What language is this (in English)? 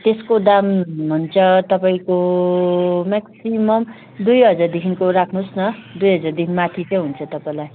Nepali